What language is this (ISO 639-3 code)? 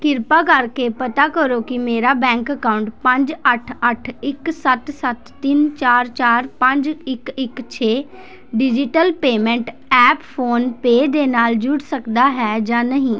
pan